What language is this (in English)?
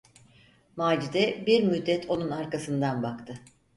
Turkish